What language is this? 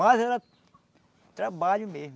Portuguese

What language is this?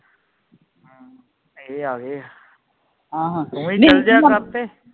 Punjabi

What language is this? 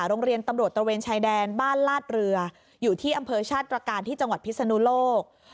Thai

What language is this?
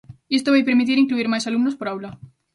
Galician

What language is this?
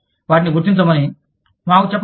Telugu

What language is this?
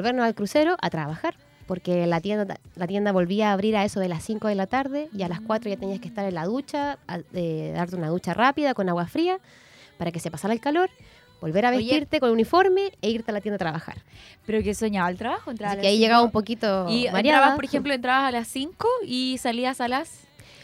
Spanish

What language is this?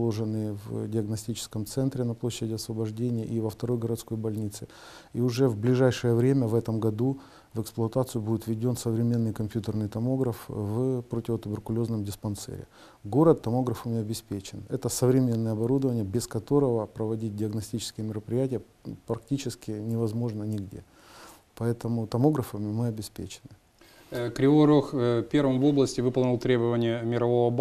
Russian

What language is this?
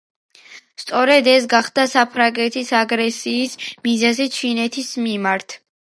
Georgian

